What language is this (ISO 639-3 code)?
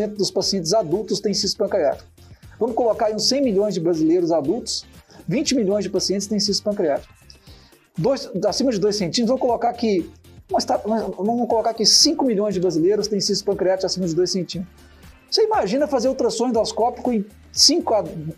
por